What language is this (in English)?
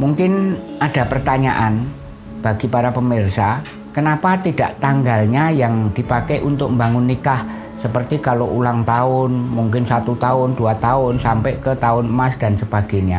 Indonesian